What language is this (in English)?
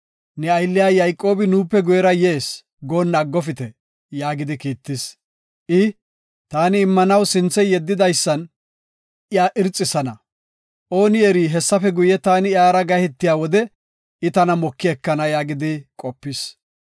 Gofa